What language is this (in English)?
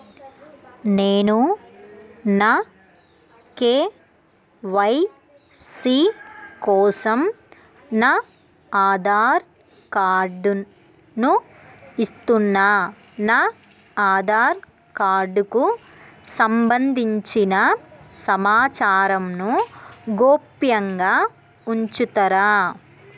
Telugu